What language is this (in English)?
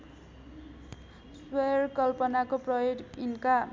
Nepali